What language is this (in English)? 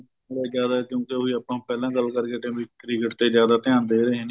Punjabi